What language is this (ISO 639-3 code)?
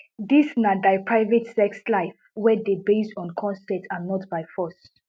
pcm